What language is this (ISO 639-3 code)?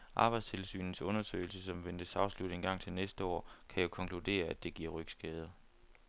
dan